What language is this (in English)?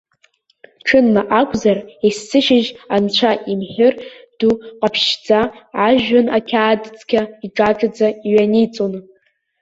Abkhazian